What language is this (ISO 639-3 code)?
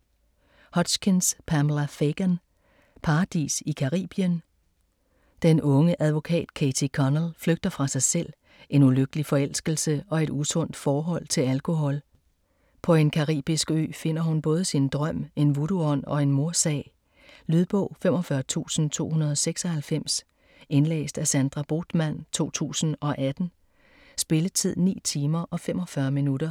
dan